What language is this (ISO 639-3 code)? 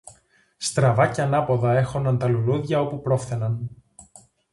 ell